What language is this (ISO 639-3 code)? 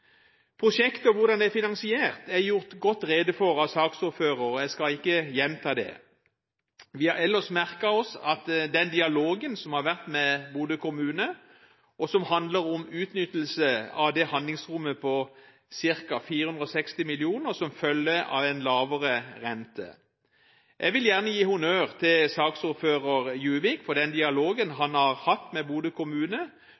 nob